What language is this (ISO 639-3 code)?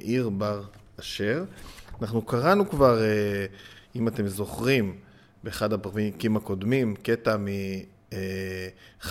heb